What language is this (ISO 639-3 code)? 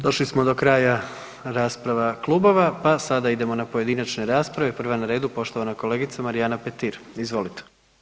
hrv